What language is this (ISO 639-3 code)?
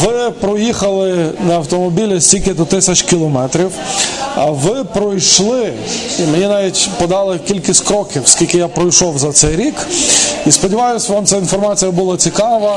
ukr